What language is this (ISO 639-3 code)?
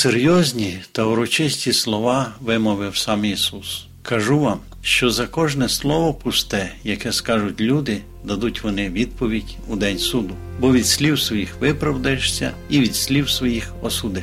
ukr